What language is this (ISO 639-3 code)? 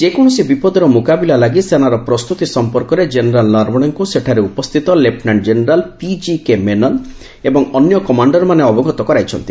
ori